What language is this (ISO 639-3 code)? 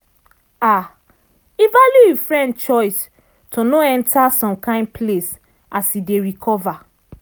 pcm